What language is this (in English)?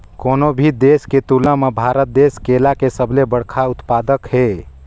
Chhattisgarhi